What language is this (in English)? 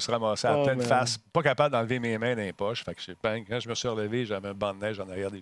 French